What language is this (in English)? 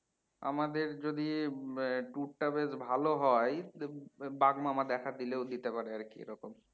Bangla